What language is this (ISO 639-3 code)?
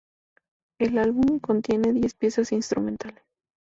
spa